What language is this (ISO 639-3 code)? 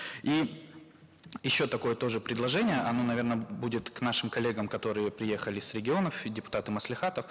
kaz